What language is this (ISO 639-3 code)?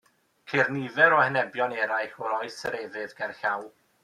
cym